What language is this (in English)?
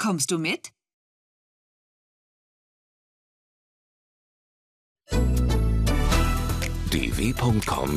Persian